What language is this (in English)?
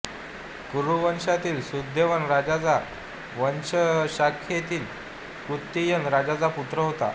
Marathi